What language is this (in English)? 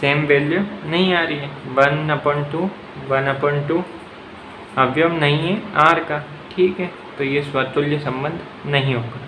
Hindi